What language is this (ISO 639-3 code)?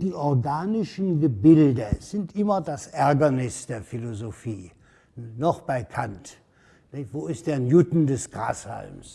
deu